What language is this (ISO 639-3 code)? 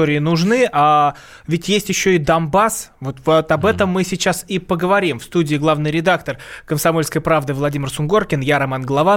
rus